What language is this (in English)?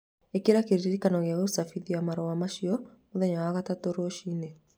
Kikuyu